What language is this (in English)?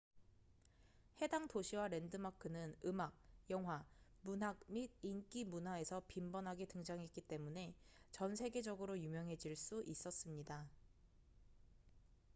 Korean